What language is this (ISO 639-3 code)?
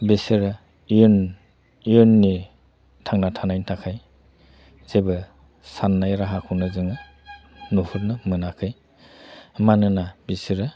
brx